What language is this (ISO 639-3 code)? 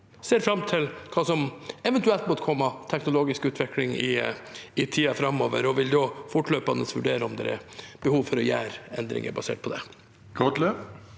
nor